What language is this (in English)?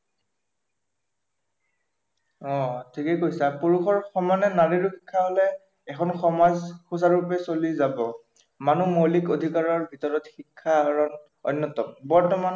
Assamese